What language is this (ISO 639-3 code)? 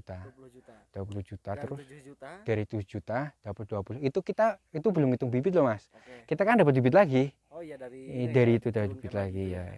ind